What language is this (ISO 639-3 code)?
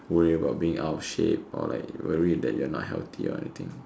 eng